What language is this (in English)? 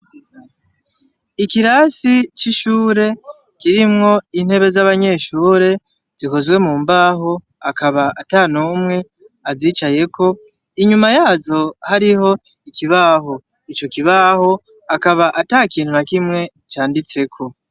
Rundi